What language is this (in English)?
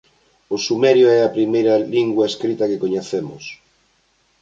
Galician